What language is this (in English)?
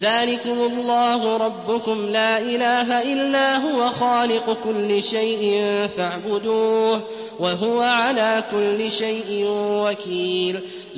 Arabic